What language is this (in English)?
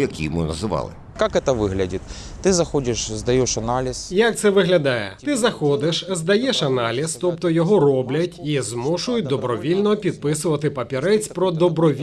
Ukrainian